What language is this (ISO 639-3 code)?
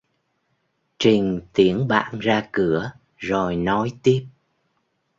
vie